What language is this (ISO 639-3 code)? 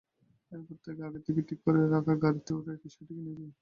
ben